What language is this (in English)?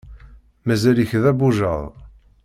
Kabyle